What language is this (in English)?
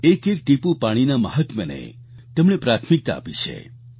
Gujarati